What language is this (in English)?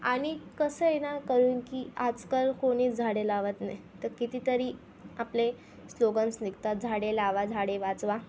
Marathi